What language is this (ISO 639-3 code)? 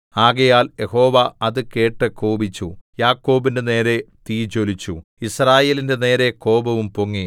mal